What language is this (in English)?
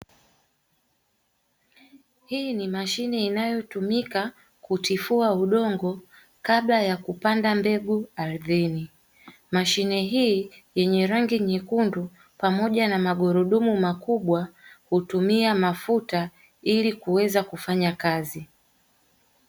Swahili